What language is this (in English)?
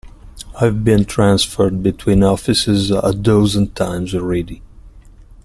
English